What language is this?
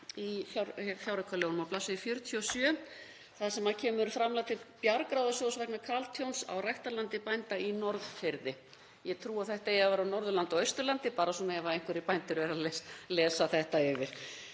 Icelandic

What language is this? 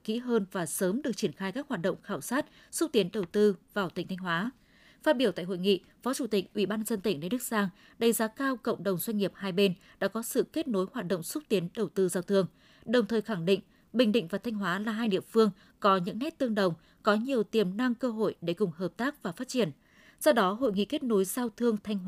Vietnamese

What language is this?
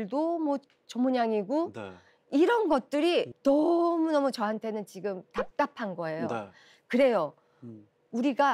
Korean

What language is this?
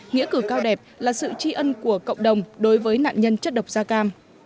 Vietnamese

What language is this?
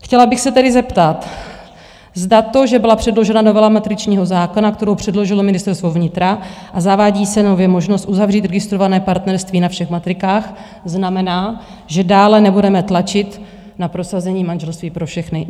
Czech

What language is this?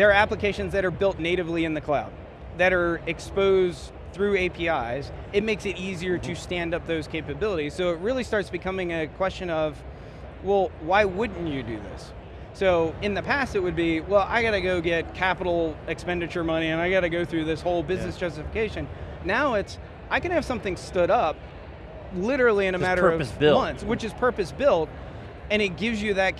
English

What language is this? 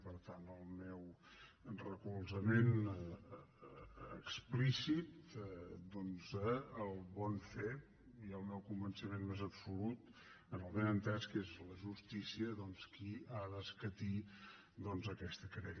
Catalan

